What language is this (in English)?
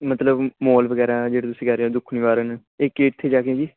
Punjabi